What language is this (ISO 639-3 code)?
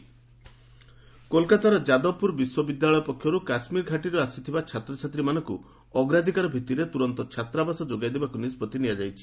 ori